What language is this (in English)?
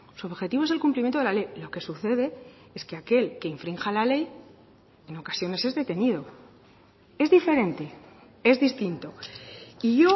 Spanish